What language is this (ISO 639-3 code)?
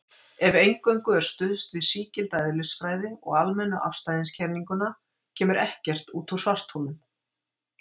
isl